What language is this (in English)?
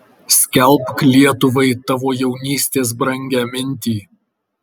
Lithuanian